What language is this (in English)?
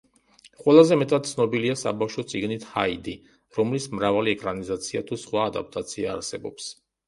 Georgian